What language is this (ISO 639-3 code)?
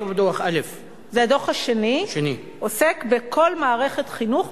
heb